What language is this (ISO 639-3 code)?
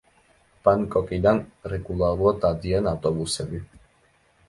kat